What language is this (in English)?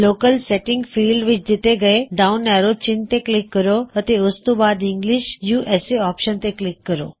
Punjabi